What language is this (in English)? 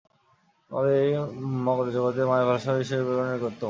Bangla